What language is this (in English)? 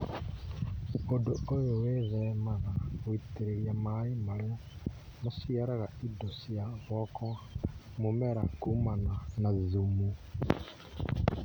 Kikuyu